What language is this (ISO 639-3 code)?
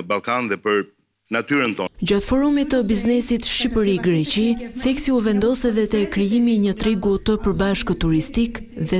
ron